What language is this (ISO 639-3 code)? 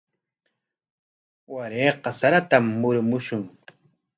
qwa